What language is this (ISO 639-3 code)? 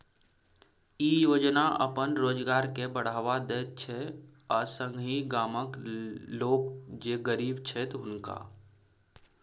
mai